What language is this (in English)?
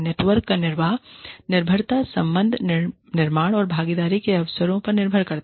Hindi